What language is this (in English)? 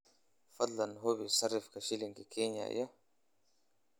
Somali